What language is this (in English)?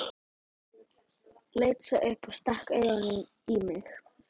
Icelandic